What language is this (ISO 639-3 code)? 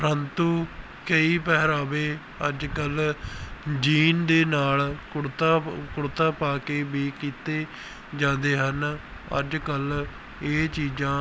pan